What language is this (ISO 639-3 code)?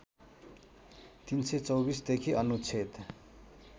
nep